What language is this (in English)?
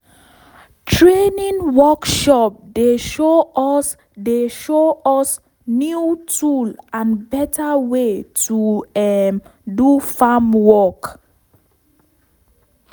Nigerian Pidgin